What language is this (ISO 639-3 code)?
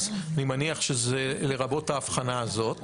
heb